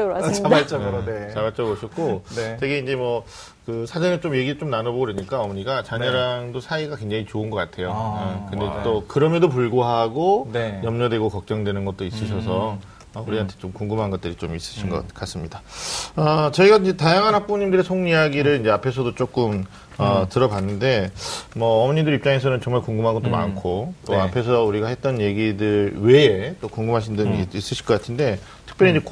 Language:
Korean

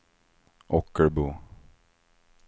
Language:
Swedish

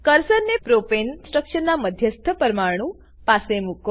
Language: Gujarati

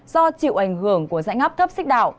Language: Vietnamese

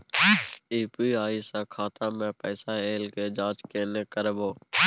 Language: Maithili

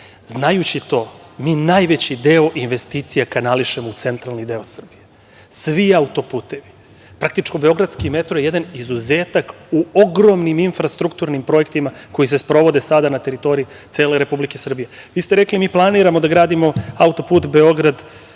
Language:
Serbian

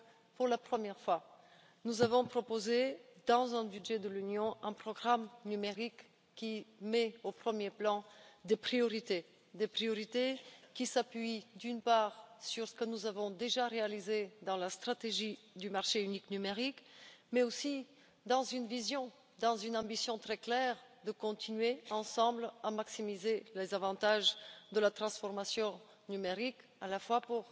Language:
French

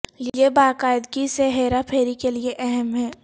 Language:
Urdu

